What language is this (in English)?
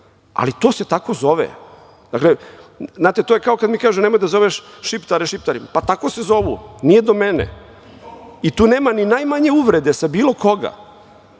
Serbian